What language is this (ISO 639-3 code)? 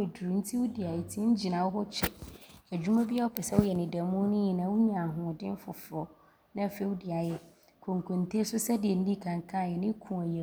abr